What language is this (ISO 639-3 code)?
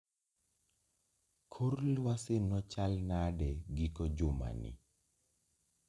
luo